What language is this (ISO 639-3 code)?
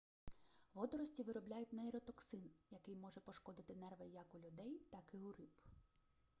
ukr